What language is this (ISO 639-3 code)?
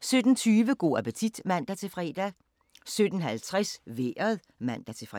dan